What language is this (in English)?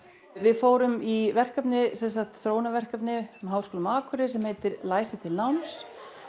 Icelandic